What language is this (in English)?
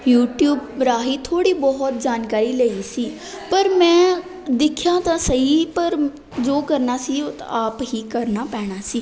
Punjabi